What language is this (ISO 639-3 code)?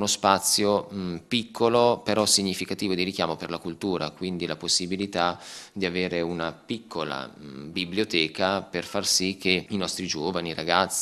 ita